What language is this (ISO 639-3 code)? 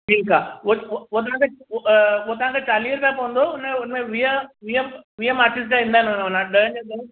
snd